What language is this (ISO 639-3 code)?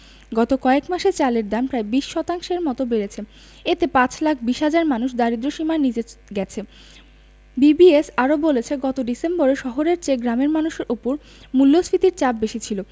ben